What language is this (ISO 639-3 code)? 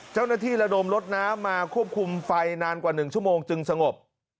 tha